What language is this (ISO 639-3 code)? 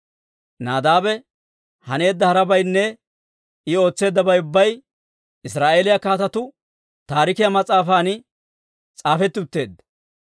dwr